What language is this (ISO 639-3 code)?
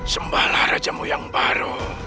ind